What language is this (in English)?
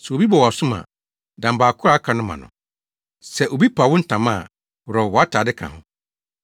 Akan